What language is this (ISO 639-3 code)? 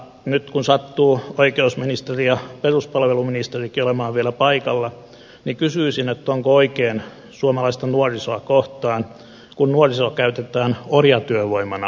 fin